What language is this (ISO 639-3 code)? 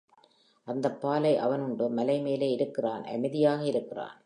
tam